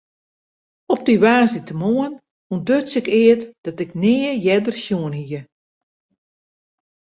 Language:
Western Frisian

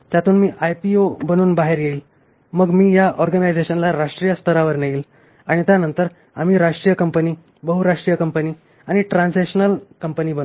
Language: Marathi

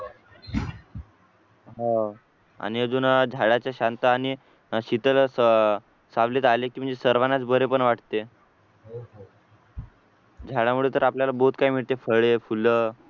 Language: Marathi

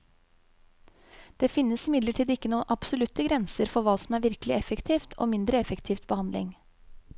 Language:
Norwegian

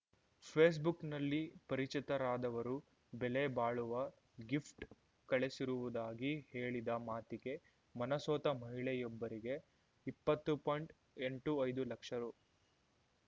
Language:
Kannada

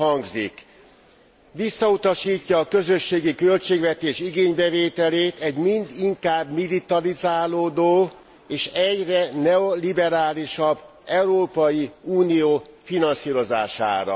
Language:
Hungarian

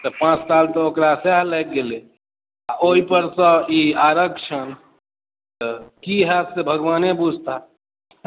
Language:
Maithili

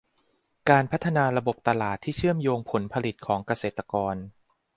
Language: Thai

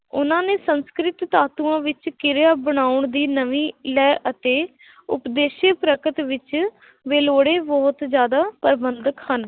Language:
Punjabi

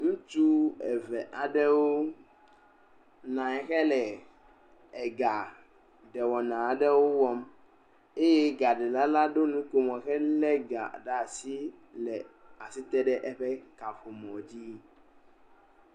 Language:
Ewe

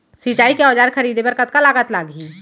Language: Chhattisgarhi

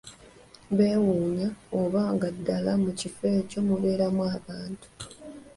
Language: Ganda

